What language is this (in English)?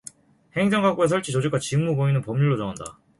Korean